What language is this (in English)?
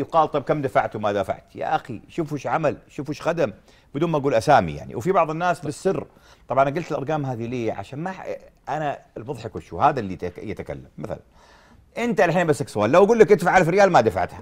Arabic